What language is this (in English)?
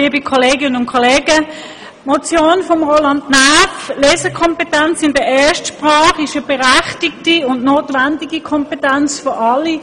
Swiss German